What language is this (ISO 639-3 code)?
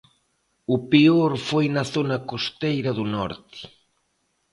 glg